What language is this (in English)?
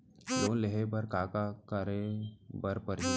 Chhattisgarhi